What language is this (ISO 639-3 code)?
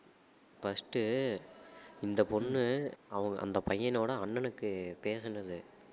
tam